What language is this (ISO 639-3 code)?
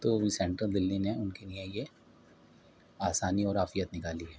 urd